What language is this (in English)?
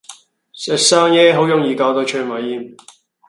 Cantonese